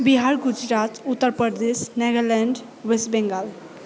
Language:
Nepali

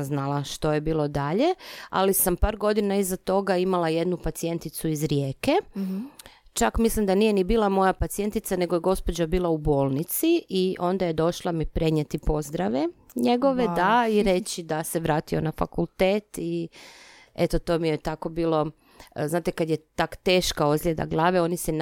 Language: Croatian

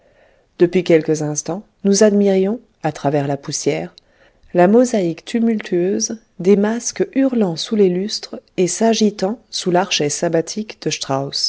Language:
French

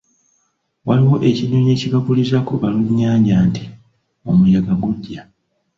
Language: Ganda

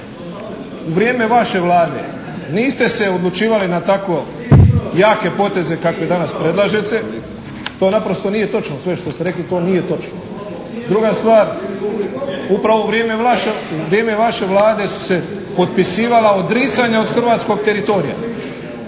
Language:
Croatian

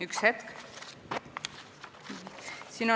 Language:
Estonian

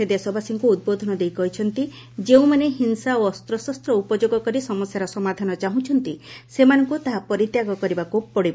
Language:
Odia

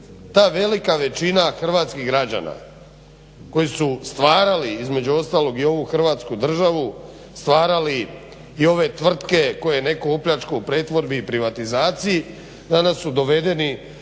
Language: Croatian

